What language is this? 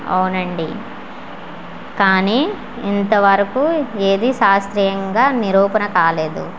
Telugu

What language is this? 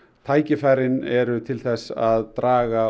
Icelandic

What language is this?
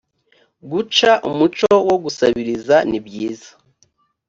Kinyarwanda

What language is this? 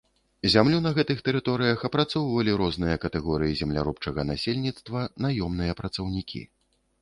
Belarusian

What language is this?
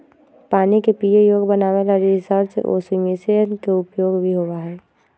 Magahi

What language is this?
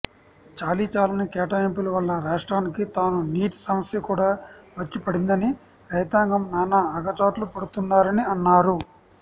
Telugu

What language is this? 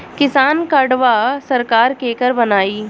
Bhojpuri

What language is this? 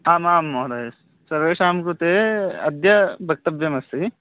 Sanskrit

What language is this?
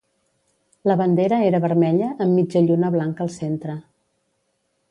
Catalan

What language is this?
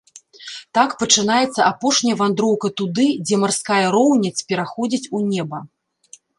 Belarusian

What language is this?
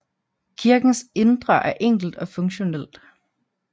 Danish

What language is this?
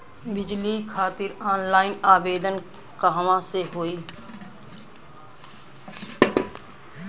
Bhojpuri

